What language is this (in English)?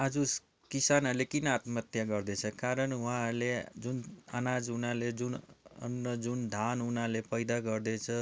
Nepali